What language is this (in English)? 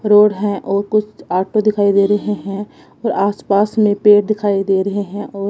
Hindi